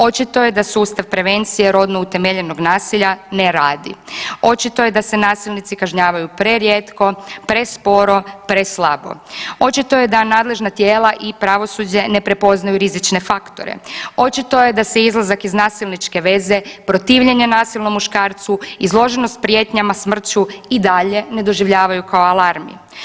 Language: Croatian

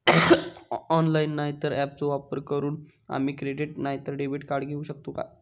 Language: Marathi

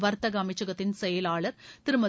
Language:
Tamil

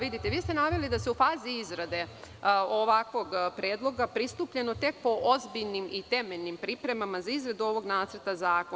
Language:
Serbian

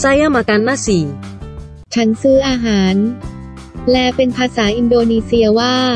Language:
Thai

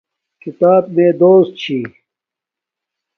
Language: Domaaki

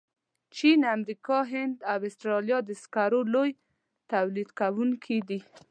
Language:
Pashto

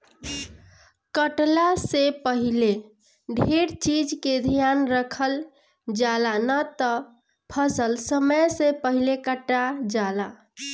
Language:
Bhojpuri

